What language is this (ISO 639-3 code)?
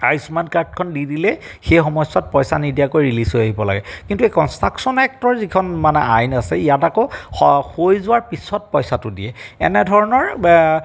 asm